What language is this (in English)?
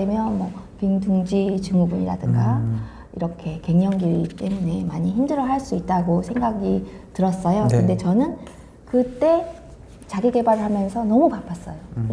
Korean